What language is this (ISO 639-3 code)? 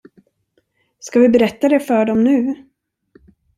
swe